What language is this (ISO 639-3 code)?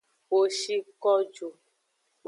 ajg